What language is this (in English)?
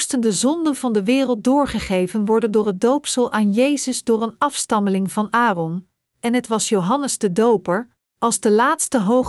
Dutch